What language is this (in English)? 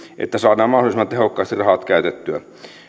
Finnish